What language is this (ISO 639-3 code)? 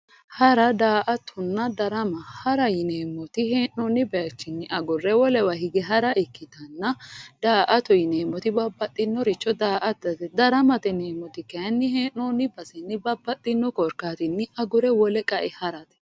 sid